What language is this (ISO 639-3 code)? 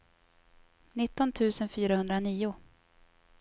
swe